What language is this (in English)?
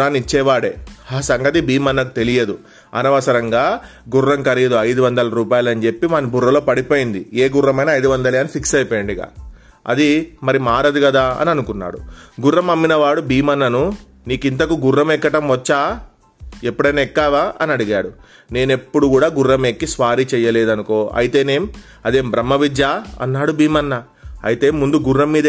Telugu